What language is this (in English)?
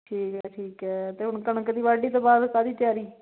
Punjabi